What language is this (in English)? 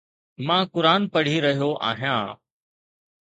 Sindhi